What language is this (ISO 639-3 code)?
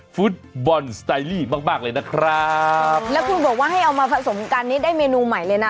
tha